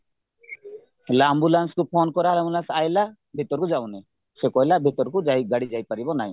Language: Odia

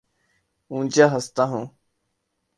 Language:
Urdu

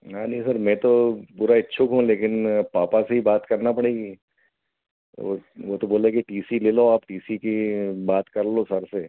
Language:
Hindi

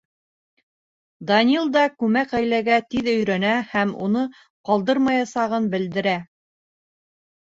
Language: Bashkir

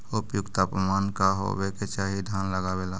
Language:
Magahi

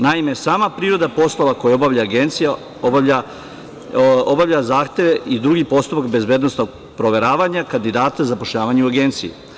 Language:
Serbian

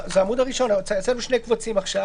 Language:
Hebrew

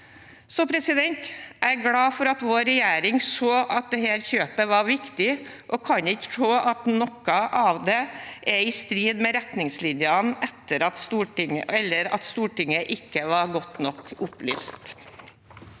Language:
Norwegian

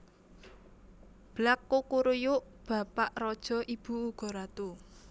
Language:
Javanese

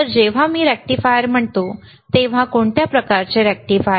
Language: Marathi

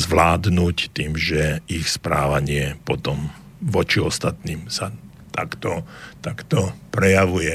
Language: Slovak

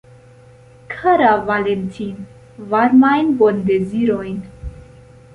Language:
Esperanto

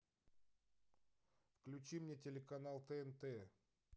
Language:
Russian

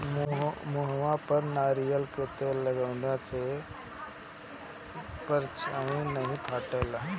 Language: Bhojpuri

